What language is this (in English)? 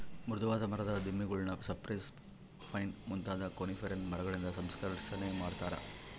Kannada